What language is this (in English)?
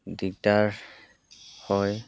Assamese